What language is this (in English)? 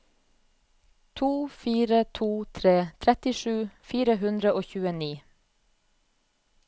Norwegian